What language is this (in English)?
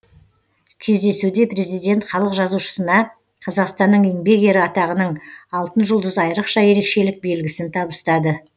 Kazakh